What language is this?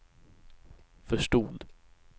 Swedish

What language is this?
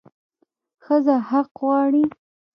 Pashto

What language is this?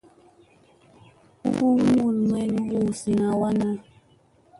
Musey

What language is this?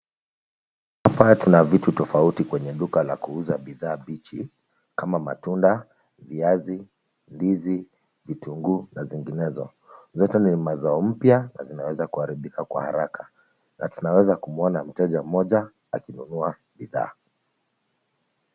Swahili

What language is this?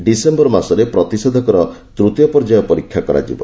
Odia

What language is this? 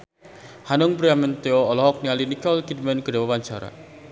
Sundanese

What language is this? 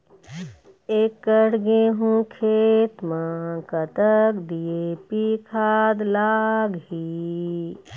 Chhattisgarhi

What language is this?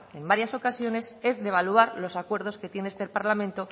Spanish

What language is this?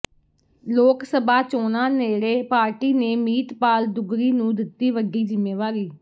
Punjabi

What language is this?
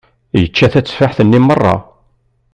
Kabyle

